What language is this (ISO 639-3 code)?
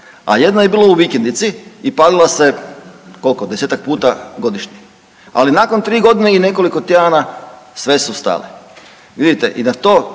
hrv